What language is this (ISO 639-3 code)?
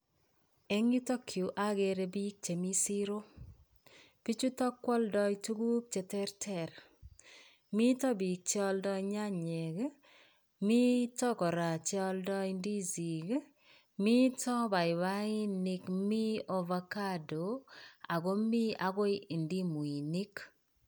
kln